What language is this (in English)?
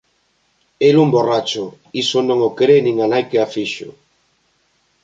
Galician